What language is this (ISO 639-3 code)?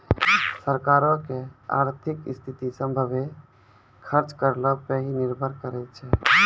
mai